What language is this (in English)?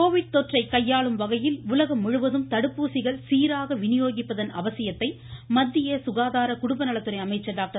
Tamil